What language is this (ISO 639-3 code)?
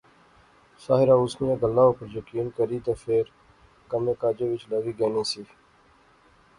phr